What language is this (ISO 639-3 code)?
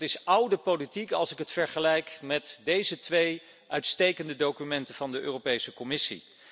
nld